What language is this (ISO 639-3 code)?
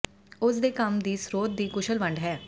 pan